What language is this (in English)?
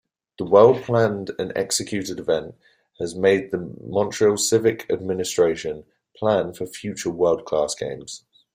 English